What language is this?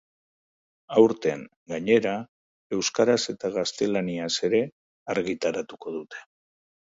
Basque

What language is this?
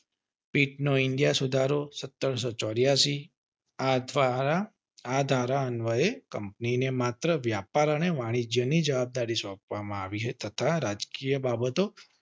Gujarati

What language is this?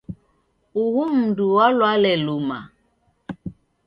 Taita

